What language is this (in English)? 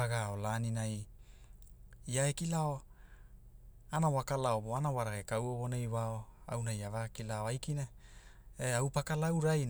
Hula